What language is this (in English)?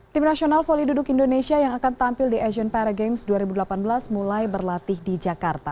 Indonesian